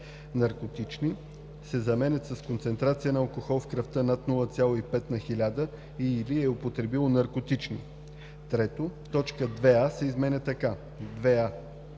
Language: Bulgarian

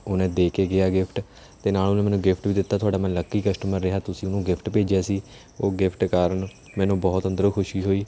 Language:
Punjabi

